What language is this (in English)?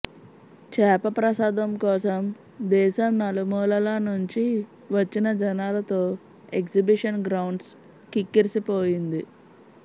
Telugu